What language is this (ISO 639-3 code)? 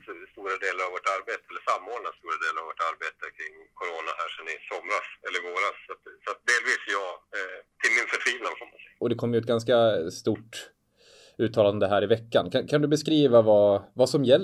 swe